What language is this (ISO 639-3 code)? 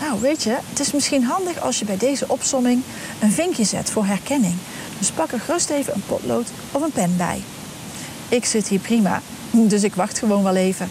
nld